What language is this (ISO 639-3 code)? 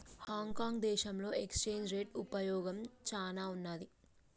tel